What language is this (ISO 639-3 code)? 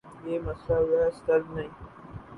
urd